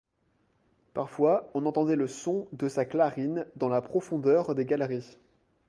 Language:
French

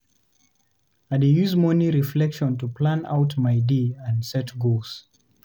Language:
Nigerian Pidgin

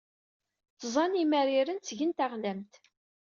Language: Kabyle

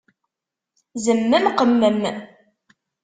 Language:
Kabyle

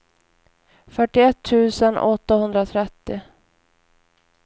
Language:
Swedish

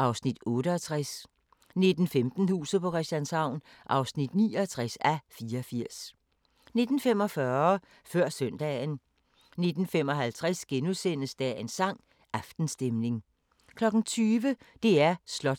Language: Danish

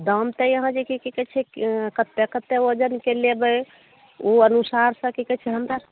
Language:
Maithili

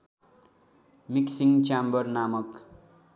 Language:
Nepali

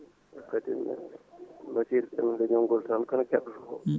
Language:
Fula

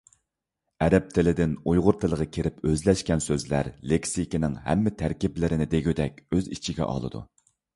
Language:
Uyghur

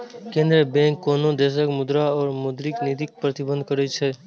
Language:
Maithili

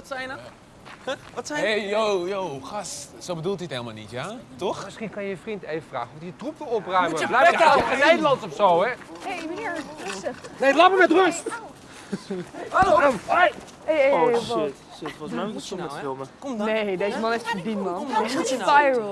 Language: Dutch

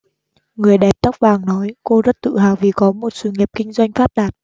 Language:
Vietnamese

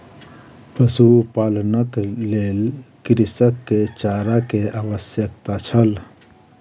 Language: Maithili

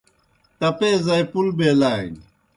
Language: Kohistani Shina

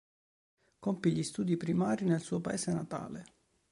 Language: Italian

